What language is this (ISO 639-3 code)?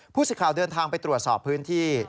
tha